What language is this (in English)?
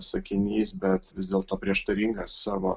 Lithuanian